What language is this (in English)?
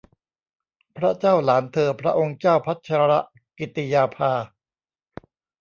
Thai